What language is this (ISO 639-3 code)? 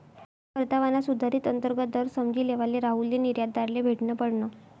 mar